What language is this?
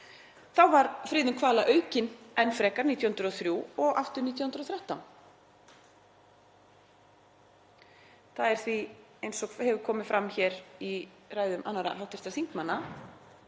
Icelandic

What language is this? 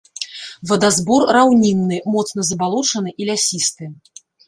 Belarusian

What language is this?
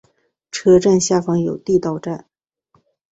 Chinese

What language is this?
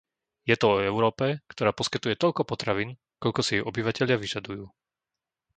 Slovak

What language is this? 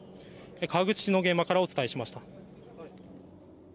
Japanese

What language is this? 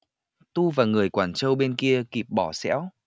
Vietnamese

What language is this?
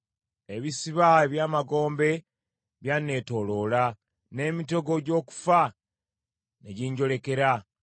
Ganda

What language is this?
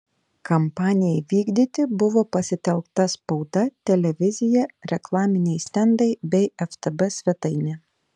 Lithuanian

